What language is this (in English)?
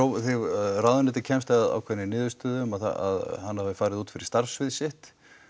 Icelandic